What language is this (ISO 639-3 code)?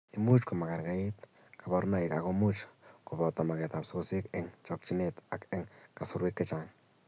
kln